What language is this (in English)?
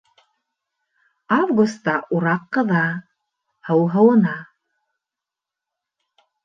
Bashkir